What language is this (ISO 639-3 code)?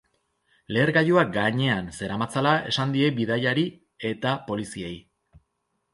eus